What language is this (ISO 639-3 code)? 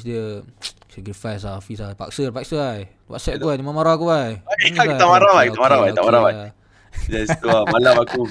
msa